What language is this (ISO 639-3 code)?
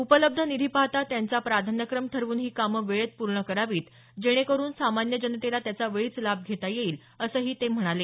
mar